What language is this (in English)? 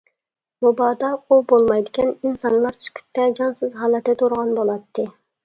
Uyghur